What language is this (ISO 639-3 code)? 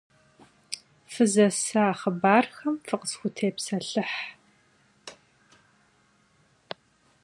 kbd